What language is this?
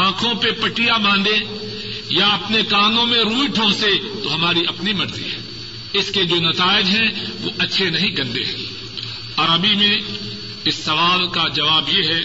Urdu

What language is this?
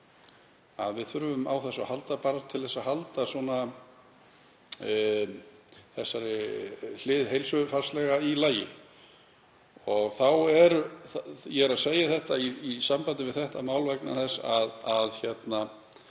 Icelandic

